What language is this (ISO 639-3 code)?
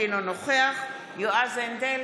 heb